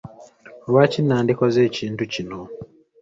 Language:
Ganda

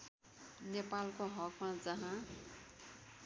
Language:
Nepali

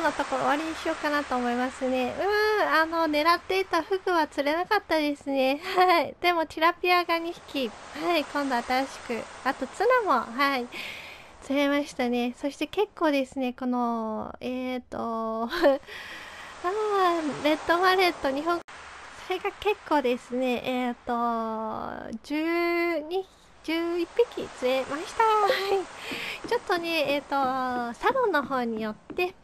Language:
Japanese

